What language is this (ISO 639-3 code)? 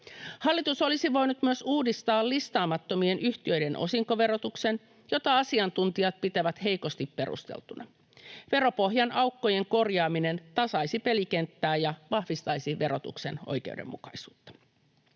fin